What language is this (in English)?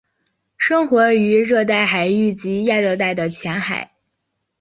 Chinese